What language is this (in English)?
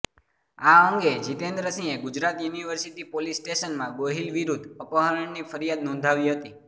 Gujarati